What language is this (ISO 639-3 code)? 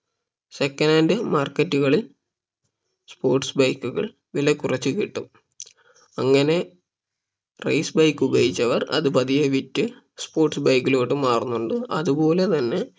mal